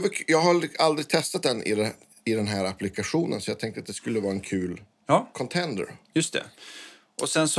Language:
Swedish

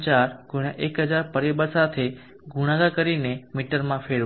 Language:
Gujarati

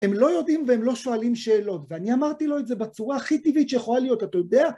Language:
Hebrew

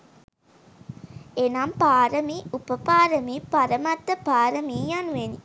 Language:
Sinhala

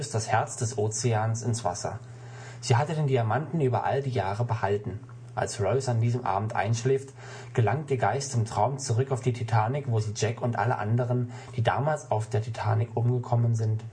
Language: German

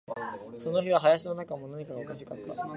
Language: Japanese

